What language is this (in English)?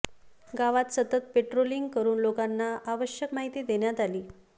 Marathi